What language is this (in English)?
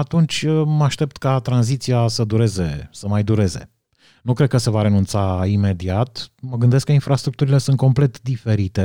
Romanian